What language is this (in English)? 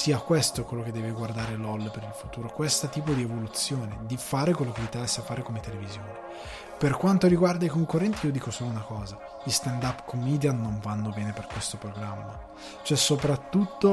Italian